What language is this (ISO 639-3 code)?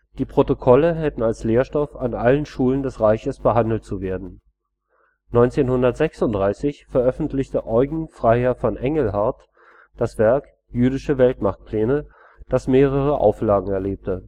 deu